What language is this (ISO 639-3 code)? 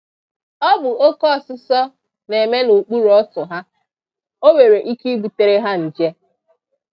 ibo